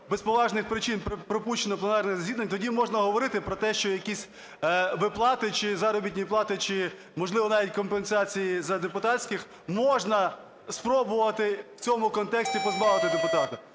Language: Ukrainian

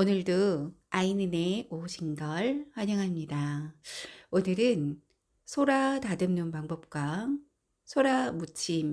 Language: Korean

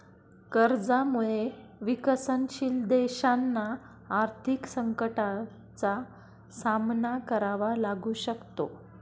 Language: Marathi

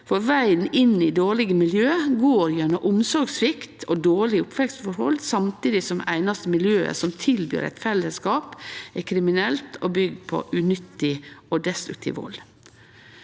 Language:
Norwegian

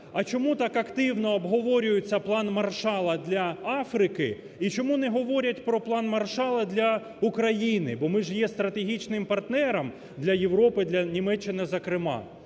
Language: Ukrainian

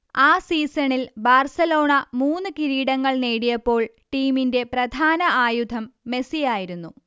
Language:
Malayalam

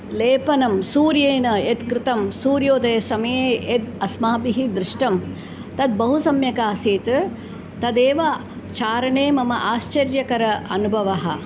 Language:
Sanskrit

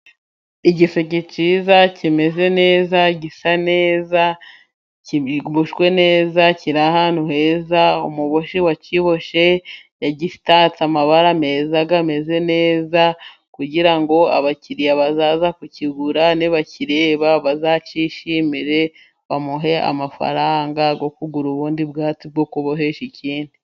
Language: Kinyarwanda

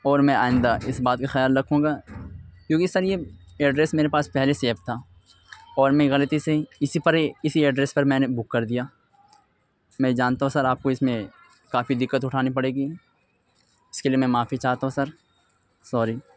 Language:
Urdu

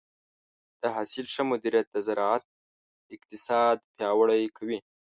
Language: Pashto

